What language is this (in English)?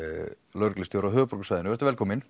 Icelandic